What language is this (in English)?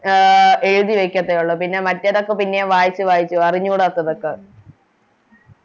Malayalam